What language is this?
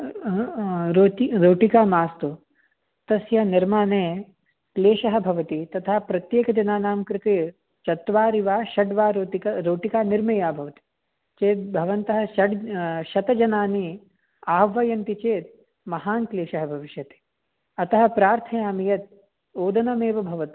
Sanskrit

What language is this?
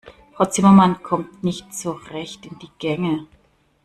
German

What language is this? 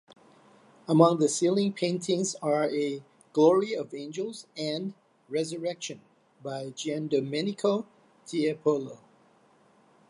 English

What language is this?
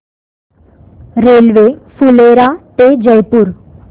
Marathi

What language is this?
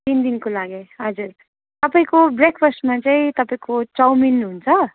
Nepali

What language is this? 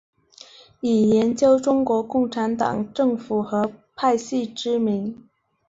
Chinese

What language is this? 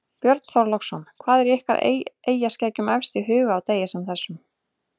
Icelandic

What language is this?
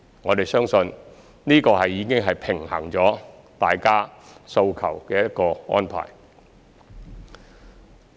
Cantonese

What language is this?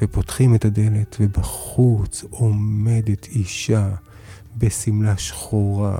Hebrew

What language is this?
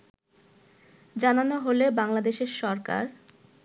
Bangla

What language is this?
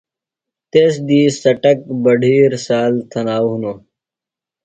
Phalura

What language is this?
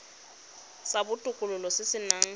Tswana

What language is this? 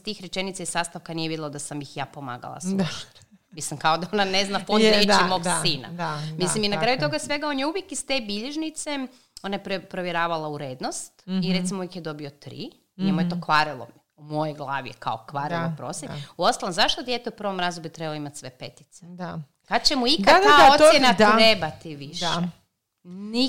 Croatian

